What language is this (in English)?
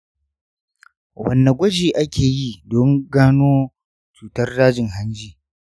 Hausa